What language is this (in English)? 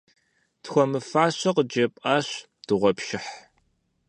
Kabardian